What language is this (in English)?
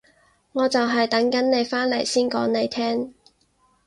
Cantonese